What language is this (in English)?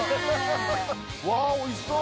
Japanese